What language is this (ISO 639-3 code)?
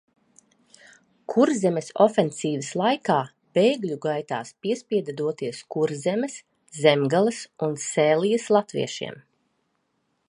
lav